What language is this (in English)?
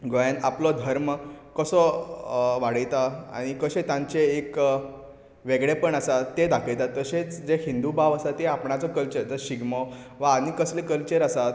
Konkani